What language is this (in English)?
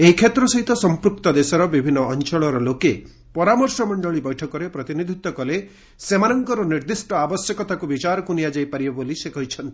Odia